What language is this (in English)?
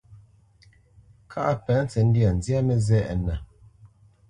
Bamenyam